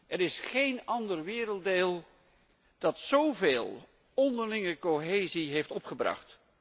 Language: Dutch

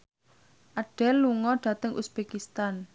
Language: Javanese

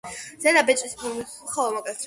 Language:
Georgian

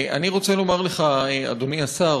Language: Hebrew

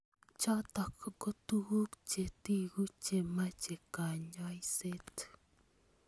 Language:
Kalenjin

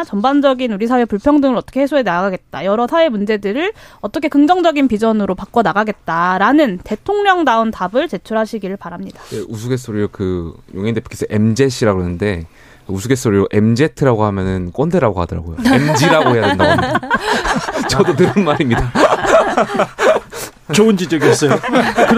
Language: Korean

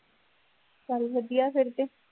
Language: Punjabi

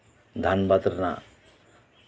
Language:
Santali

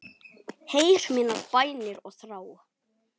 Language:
Icelandic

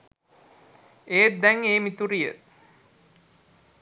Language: Sinhala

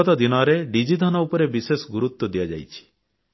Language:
Odia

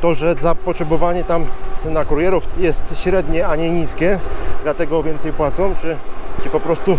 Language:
Polish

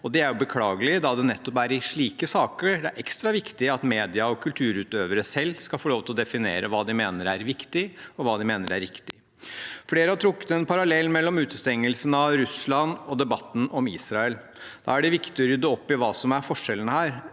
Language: Norwegian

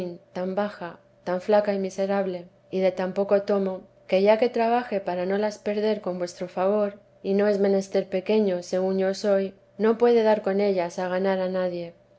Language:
Spanish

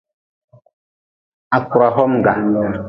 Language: Nawdm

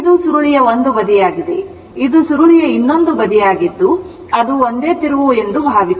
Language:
Kannada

